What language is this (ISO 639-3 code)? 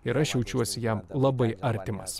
lit